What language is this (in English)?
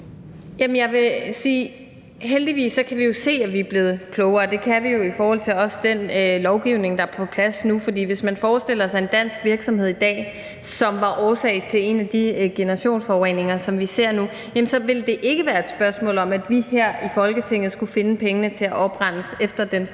Danish